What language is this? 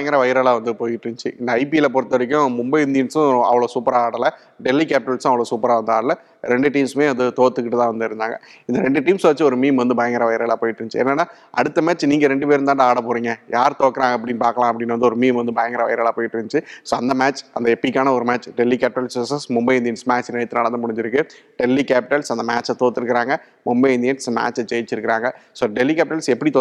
Tamil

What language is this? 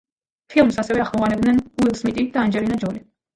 Georgian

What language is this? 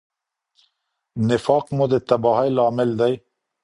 Pashto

